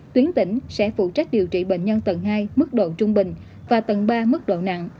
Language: Vietnamese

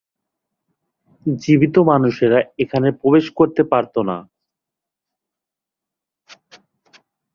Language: Bangla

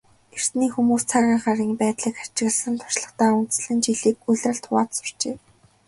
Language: Mongolian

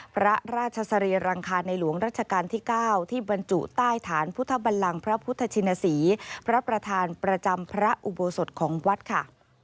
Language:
Thai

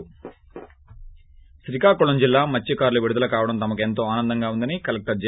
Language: Telugu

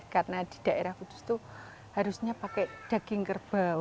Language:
Indonesian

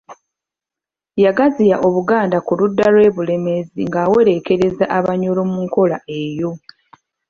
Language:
Ganda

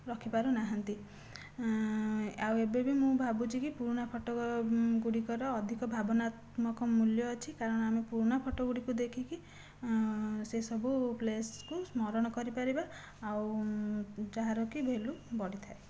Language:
Odia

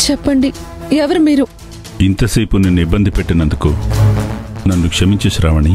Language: Telugu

